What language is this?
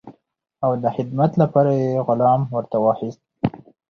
Pashto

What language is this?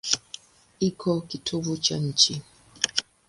Swahili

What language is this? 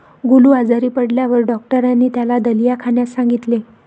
Marathi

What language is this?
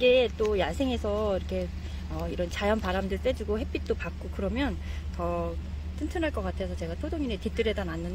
Korean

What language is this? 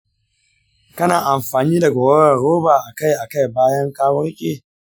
Hausa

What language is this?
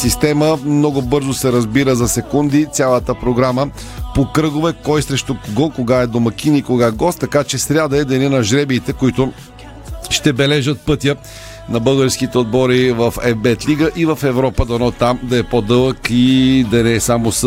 Bulgarian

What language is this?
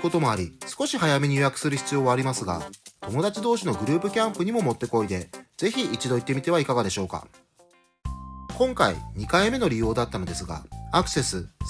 Japanese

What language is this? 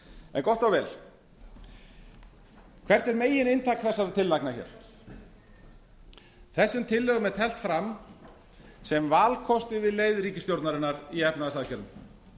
Icelandic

